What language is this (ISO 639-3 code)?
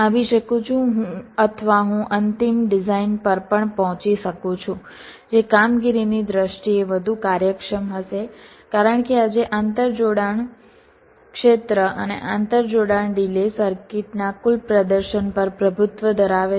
guj